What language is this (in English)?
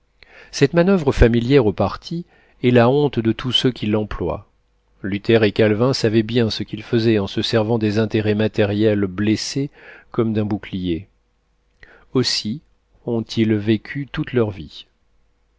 French